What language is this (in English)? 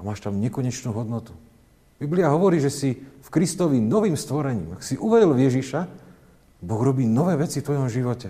Slovak